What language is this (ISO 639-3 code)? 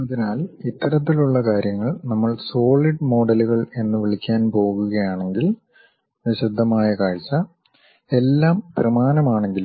mal